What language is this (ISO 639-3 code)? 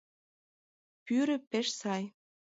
chm